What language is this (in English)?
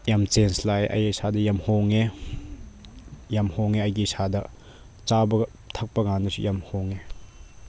Manipuri